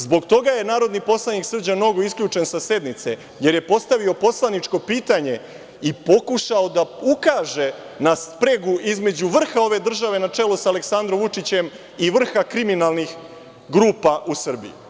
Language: Serbian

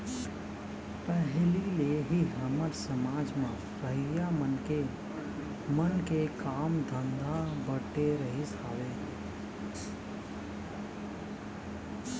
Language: Chhattisgarhi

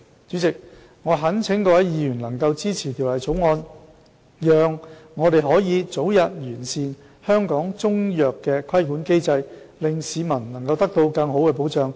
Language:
Cantonese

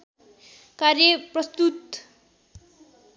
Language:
Nepali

